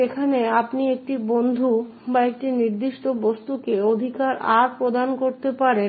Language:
Bangla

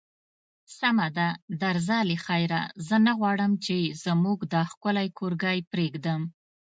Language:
Pashto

